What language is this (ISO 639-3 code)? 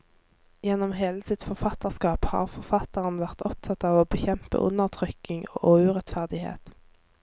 nor